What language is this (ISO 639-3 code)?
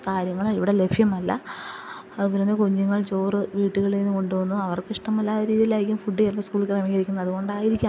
mal